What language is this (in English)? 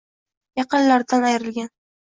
Uzbek